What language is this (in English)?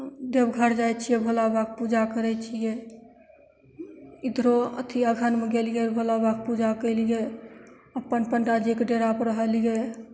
Maithili